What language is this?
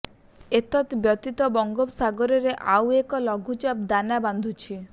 Odia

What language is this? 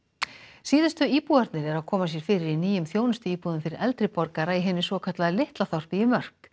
Icelandic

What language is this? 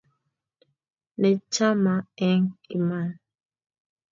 Kalenjin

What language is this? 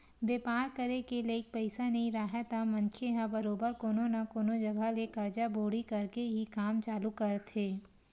Chhattisgarhi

